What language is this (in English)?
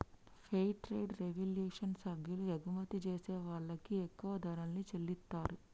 Telugu